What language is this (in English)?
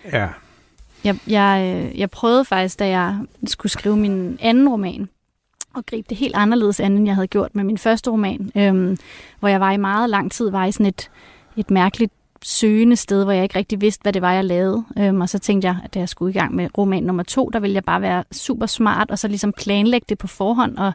Danish